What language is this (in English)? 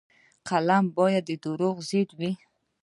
Pashto